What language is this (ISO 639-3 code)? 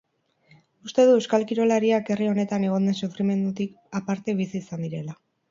eus